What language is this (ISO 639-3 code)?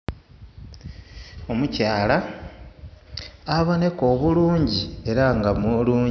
xog